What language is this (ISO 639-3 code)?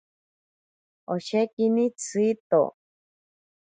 prq